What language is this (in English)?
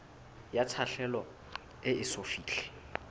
Southern Sotho